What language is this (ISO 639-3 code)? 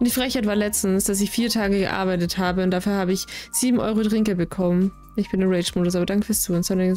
deu